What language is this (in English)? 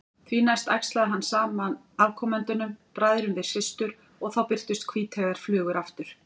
Icelandic